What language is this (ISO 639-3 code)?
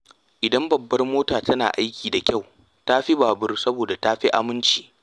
hau